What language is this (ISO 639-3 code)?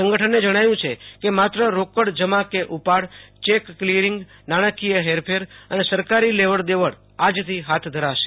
guj